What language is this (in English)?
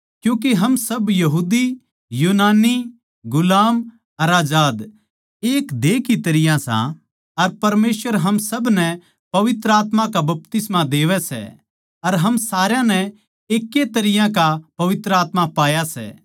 Haryanvi